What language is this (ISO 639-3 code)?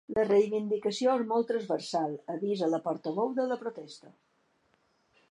cat